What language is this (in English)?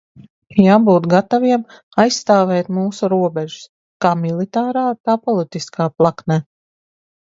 Latvian